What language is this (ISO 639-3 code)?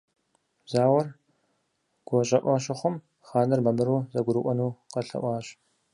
kbd